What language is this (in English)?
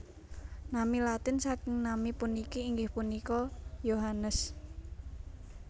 Javanese